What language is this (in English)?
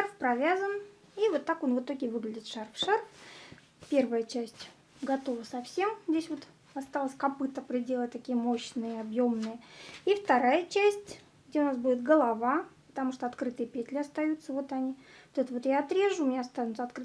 Russian